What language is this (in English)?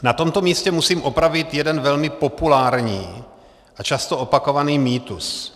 Czech